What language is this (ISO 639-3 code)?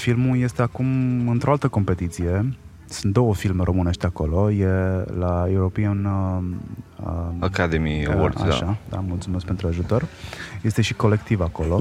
ron